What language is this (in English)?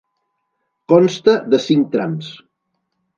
Catalan